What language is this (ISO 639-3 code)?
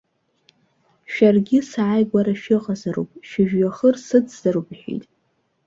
abk